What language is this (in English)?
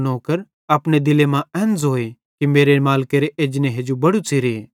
Bhadrawahi